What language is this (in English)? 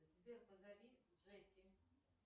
Russian